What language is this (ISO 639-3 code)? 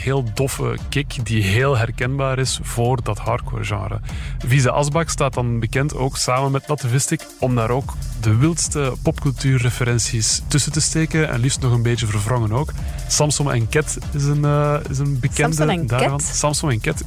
nld